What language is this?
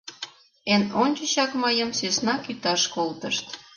Mari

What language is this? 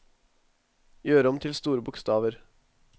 Norwegian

